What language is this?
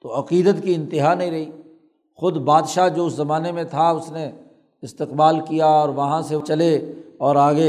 Urdu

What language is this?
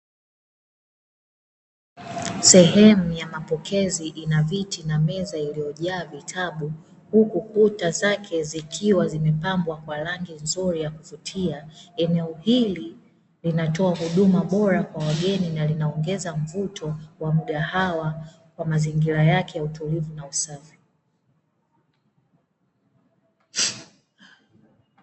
Swahili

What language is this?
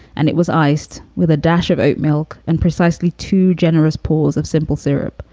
English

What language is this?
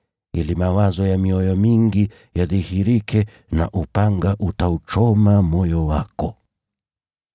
Swahili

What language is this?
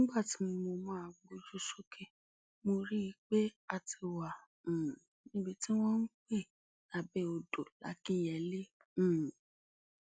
Yoruba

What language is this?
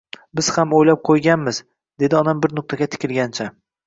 Uzbek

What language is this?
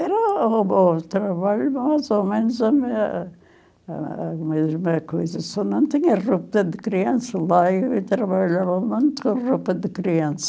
Portuguese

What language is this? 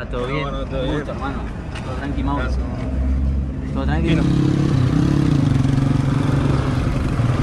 Spanish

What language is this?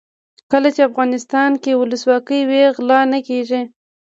Pashto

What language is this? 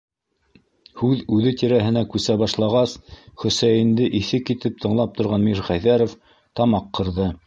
Bashkir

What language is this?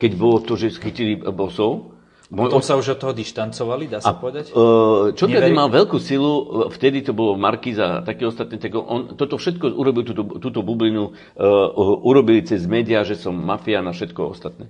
Slovak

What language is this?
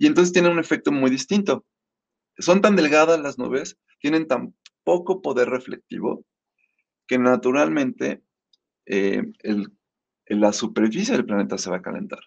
Spanish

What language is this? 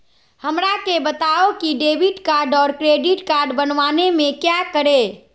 Magahi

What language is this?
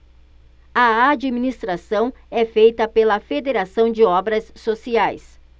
Portuguese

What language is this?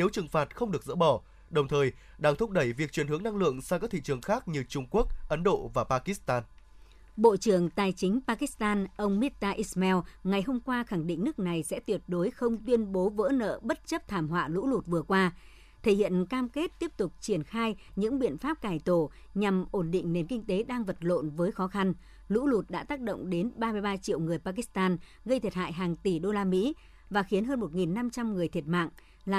Vietnamese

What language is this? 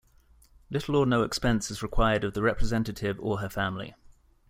English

